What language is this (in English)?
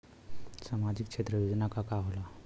Bhojpuri